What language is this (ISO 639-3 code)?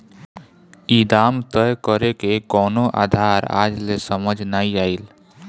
bho